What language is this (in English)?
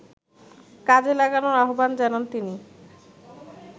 Bangla